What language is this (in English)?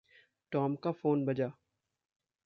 Hindi